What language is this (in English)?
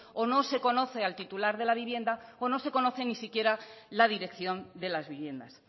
Spanish